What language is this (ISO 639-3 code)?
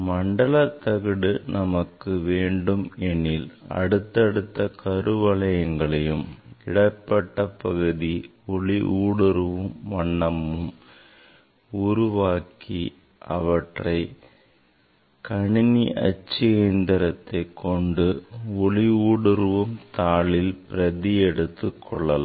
tam